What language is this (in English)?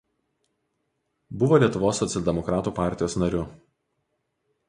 Lithuanian